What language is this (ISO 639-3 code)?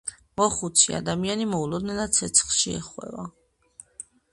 kat